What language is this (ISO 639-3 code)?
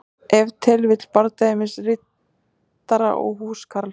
isl